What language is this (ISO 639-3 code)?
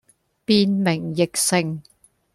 yue